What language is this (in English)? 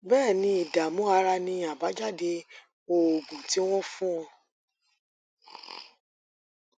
Yoruba